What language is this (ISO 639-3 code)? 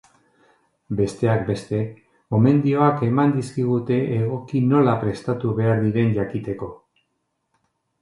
eus